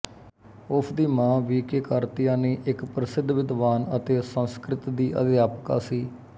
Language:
Punjabi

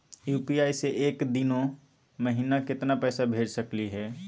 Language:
Magahi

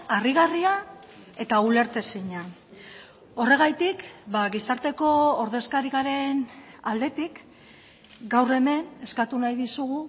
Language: Basque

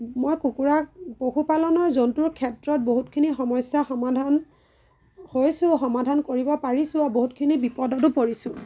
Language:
Assamese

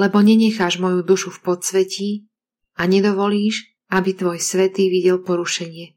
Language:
Slovak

